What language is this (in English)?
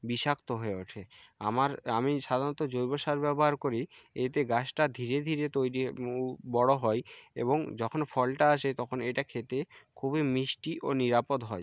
Bangla